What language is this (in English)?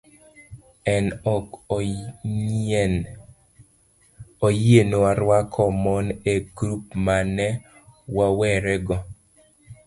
Luo (Kenya and Tanzania)